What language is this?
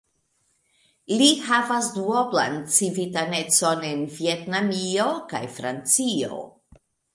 Esperanto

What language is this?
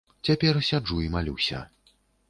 Belarusian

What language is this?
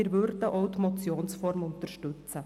Swiss German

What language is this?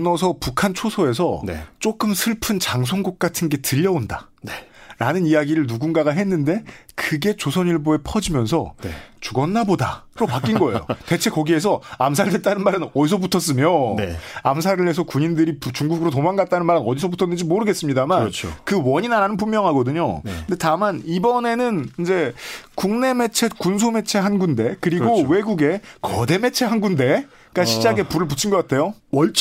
Korean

